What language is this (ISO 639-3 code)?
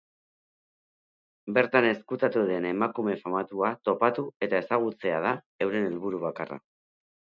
eus